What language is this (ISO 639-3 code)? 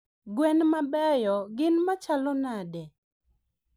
luo